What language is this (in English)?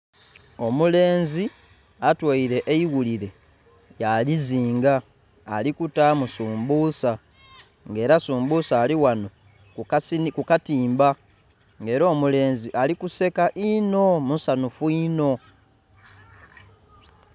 Soga